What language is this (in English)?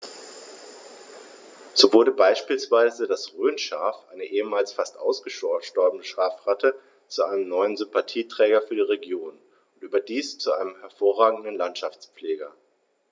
German